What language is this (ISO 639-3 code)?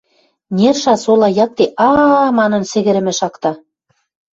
mrj